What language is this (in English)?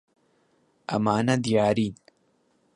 Central Kurdish